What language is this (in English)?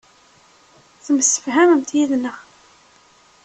Kabyle